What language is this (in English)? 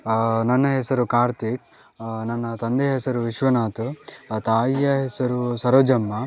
Kannada